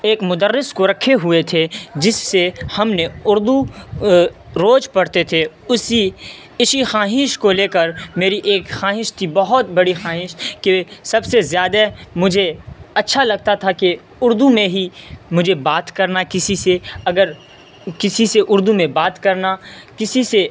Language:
Urdu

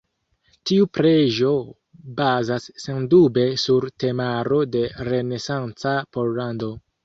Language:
Esperanto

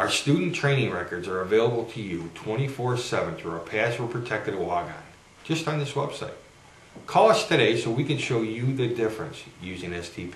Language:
English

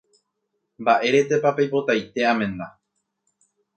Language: Guarani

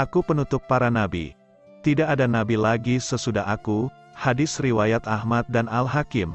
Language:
Indonesian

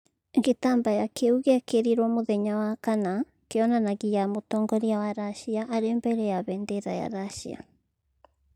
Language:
Kikuyu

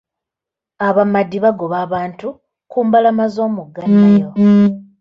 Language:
Ganda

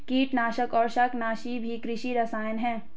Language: Hindi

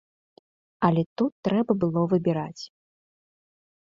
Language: Belarusian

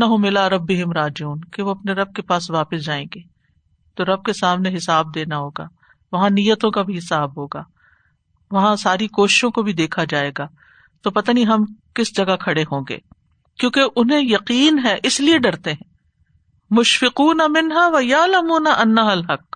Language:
Urdu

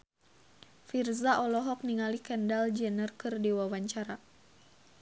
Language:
Sundanese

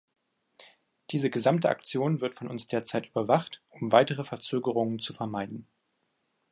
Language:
German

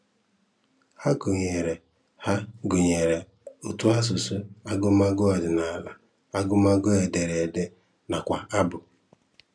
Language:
Igbo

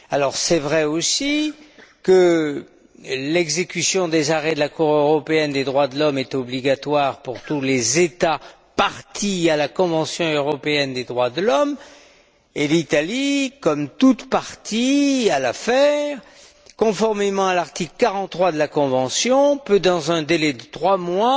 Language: French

